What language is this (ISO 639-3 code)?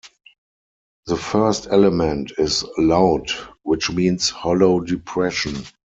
eng